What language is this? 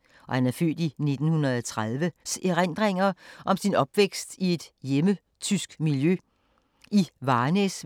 Danish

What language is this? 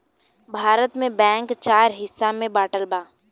Bhojpuri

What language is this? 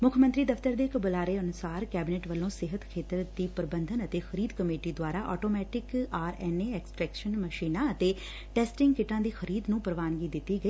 Punjabi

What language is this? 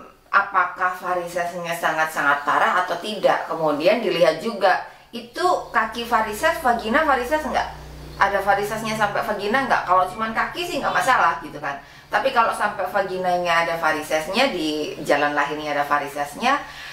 Indonesian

